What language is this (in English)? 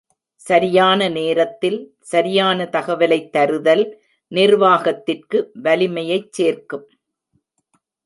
Tamil